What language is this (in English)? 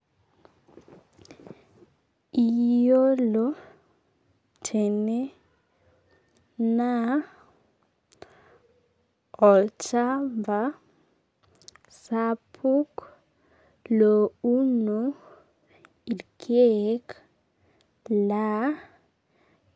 Masai